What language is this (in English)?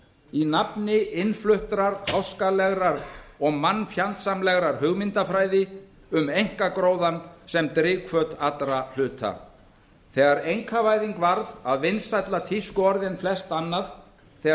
Icelandic